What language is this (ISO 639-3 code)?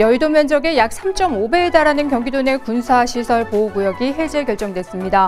kor